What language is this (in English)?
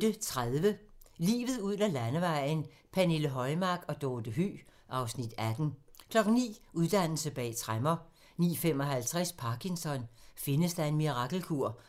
Danish